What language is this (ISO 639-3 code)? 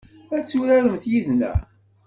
kab